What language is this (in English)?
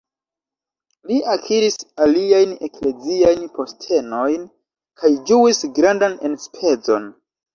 Esperanto